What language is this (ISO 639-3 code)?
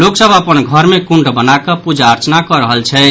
mai